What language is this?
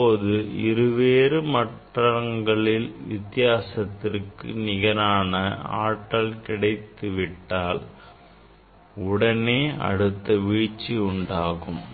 Tamil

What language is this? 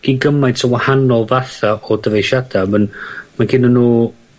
Welsh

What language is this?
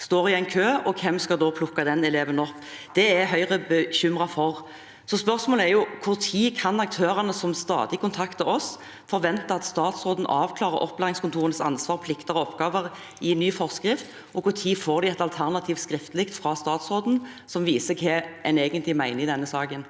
Norwegian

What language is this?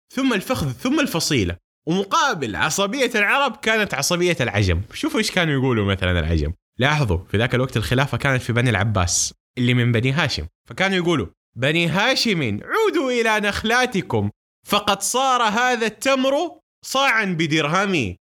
Arabic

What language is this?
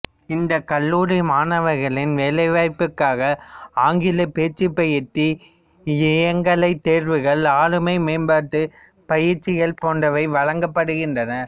Tamil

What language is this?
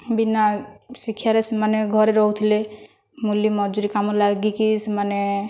Odia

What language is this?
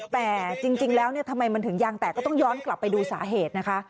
Thai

